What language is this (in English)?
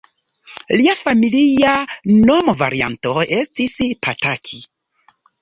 Esperanto